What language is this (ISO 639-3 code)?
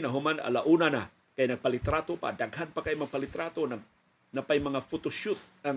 fil